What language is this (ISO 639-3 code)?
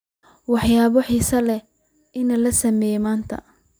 som